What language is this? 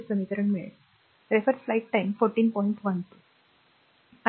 Marathi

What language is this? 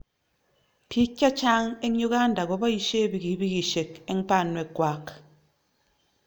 Kalenjin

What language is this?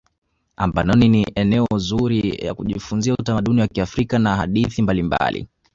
Swahili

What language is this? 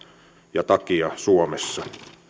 Finnish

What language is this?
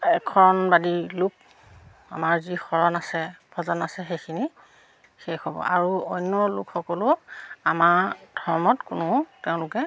Assamese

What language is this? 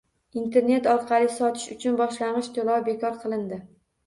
Uzbek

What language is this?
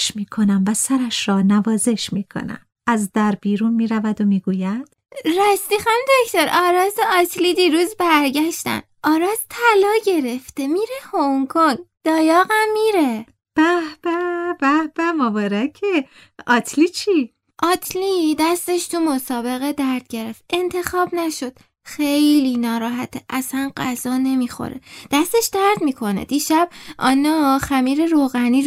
Persian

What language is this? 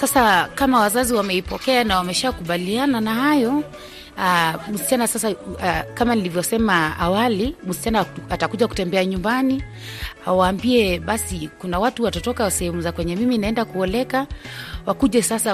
Swahili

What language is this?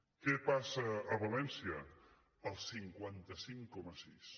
Catalan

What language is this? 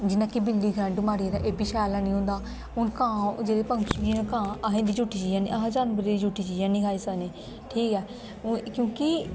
Dogri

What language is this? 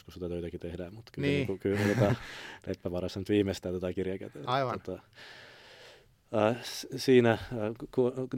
Finnish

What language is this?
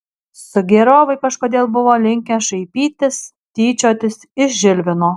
Lithuanian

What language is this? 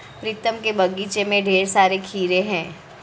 Hindi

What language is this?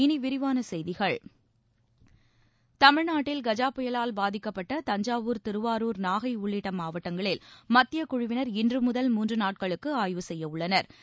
Tamil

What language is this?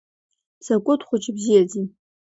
Abkhazian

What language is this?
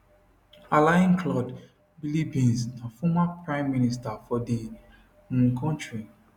Nigerian Pidgin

